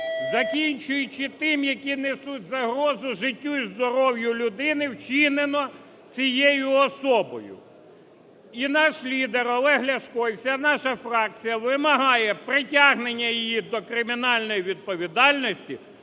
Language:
Ukrainian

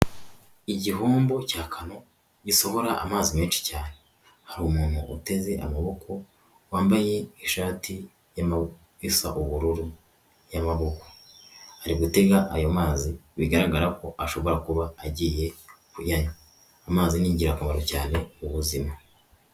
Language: Kinyarwanda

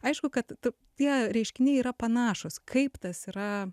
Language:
Lithuanian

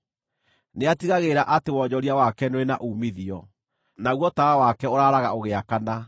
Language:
Kikuyu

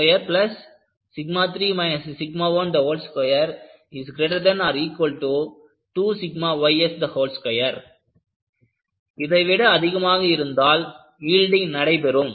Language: Tamil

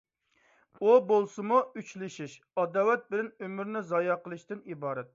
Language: Uyghur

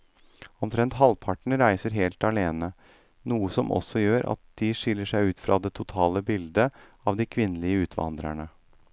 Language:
Norwegian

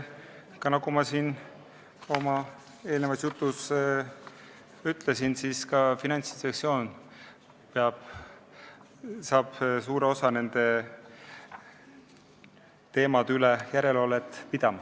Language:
Estonian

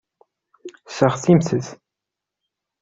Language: Kabyle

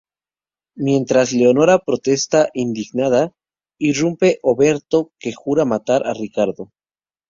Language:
Spanish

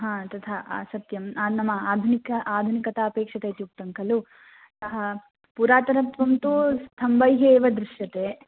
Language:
Sanskrit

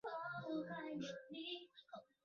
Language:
Chinese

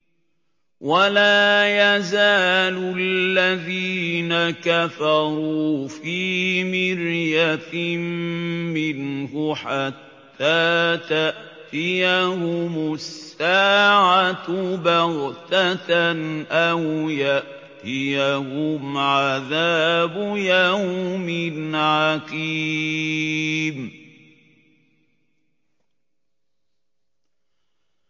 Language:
Arabic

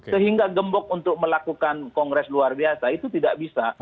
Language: Indonesian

